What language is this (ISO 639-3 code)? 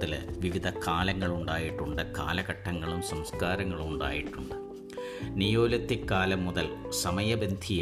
mal